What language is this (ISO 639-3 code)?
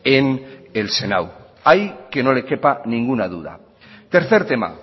spa